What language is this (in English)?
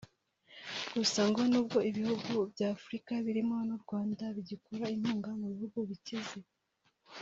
Kinyarwanda